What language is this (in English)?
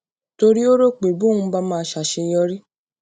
Yoruba